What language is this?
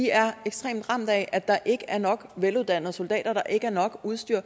Danish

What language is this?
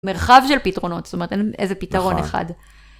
Hebrew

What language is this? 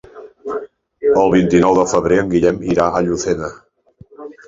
Catalan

